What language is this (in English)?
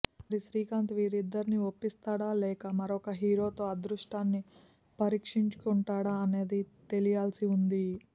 Telugu